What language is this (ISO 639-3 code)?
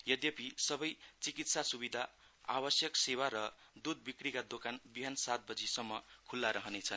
nep